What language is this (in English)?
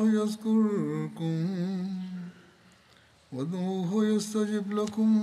Bulgarian